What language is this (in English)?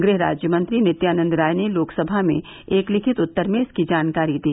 Hindi